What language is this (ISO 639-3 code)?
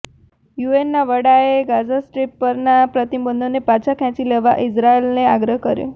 guj